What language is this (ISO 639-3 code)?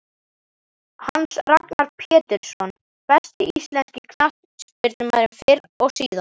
isl